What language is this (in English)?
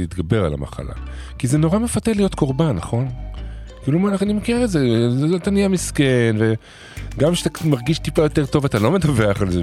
Hebrew